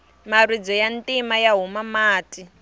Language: Tsonga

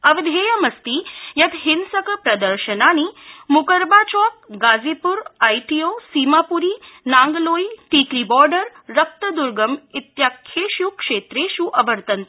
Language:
Sanskrit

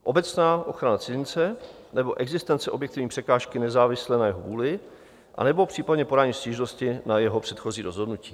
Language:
Czech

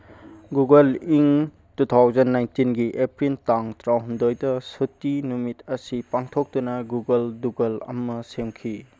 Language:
Manipuri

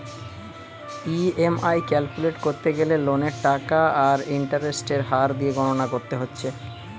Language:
Bangla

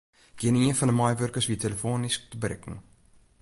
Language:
Western Frisian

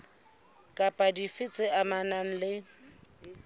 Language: Southern Sotho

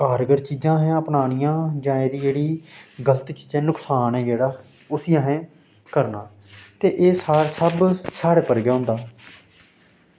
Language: Dogri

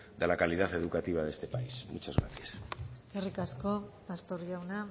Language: Spanish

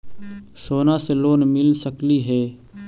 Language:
Magahi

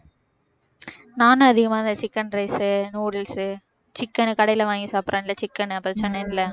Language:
Tamil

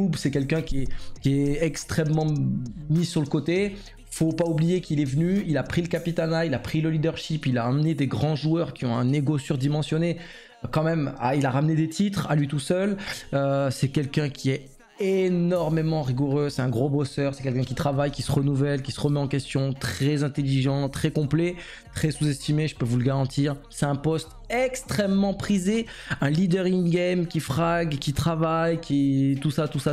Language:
French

